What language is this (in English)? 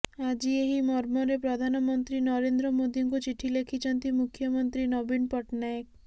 Odia